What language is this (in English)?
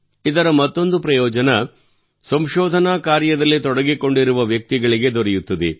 Kannada